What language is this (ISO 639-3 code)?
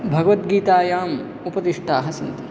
san